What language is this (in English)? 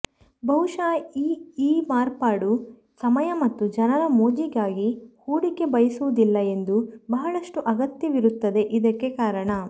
Kannada